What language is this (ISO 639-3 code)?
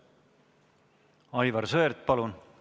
est